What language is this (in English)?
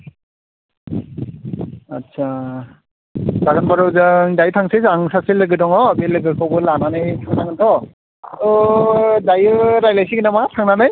Bodo